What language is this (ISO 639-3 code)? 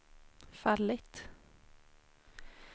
swe